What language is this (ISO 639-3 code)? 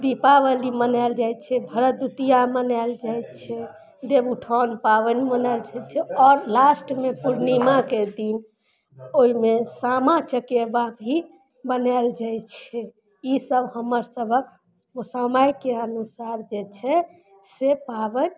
mai